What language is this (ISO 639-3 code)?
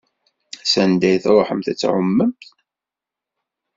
kab